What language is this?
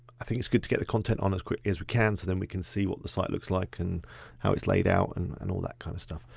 English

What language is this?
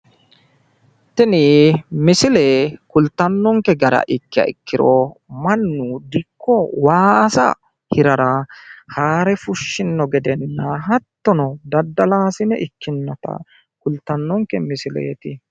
Sidamo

